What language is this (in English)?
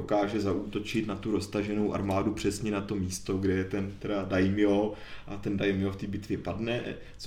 Czech